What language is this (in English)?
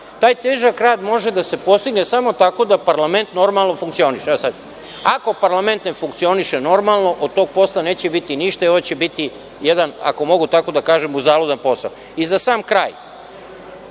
Serbian